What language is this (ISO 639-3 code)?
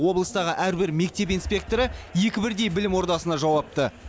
kaz